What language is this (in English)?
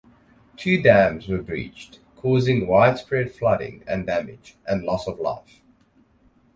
English